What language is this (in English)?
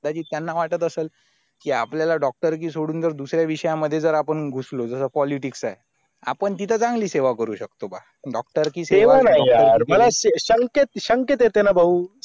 Marathi